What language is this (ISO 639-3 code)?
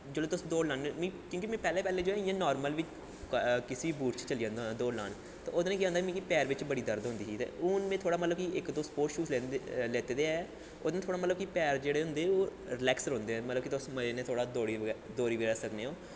doi